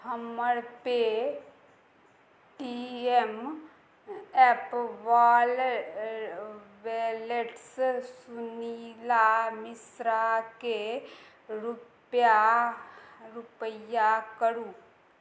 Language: Maithili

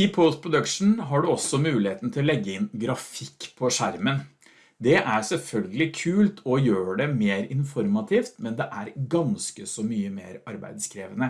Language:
Norwegian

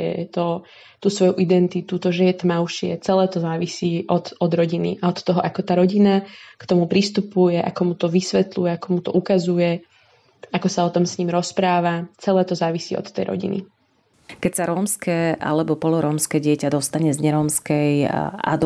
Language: Slovak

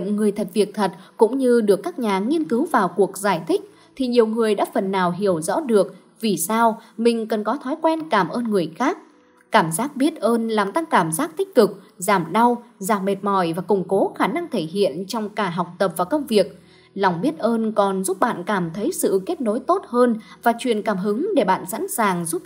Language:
Vietnamese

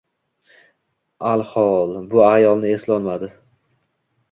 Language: Uzbek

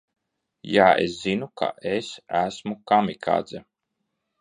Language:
Latvian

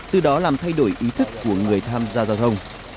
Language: Vietnamese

